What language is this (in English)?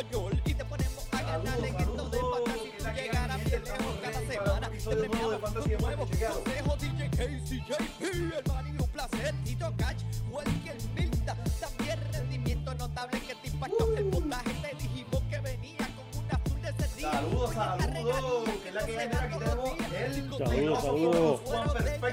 Spanish